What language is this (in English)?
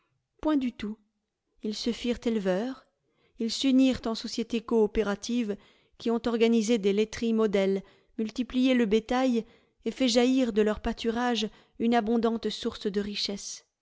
French